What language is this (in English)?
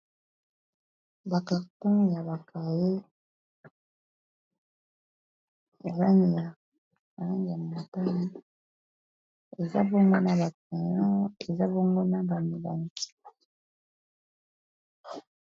Lingala